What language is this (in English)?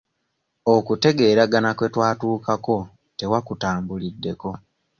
Ganda